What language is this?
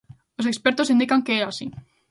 Galician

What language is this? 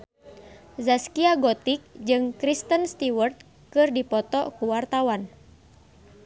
Sundanese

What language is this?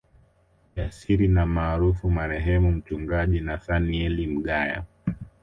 Swahili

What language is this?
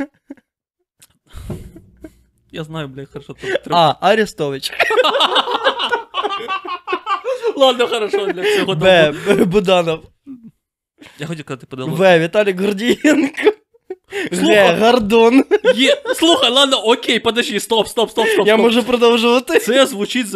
Ukrainian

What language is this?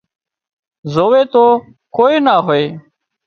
Wadiyara Koli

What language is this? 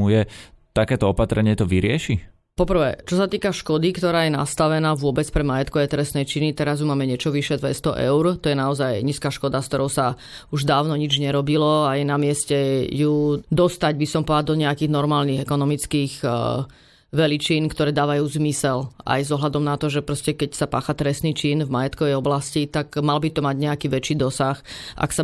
Slovak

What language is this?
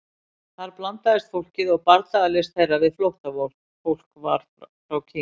Icelandic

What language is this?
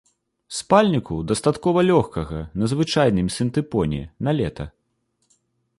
Belarusian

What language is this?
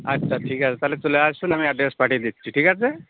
Bangla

